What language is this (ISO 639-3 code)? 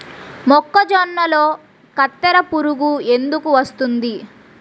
tel